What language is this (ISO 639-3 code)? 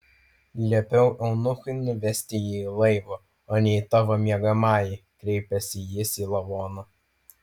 lit